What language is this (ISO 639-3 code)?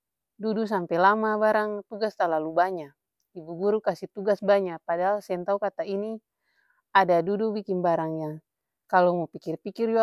abs